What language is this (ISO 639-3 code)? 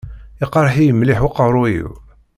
kab